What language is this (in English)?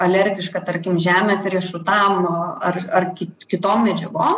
Lithuanian